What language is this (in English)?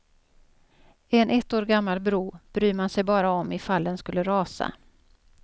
Swedish